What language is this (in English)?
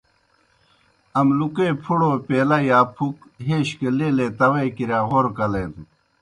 Kohistani Shina